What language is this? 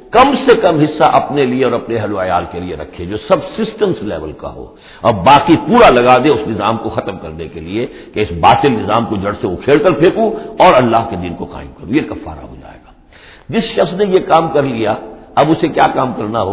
Urdu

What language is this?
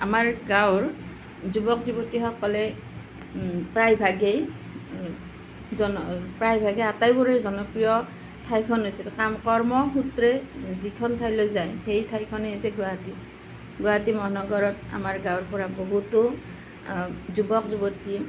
Assamese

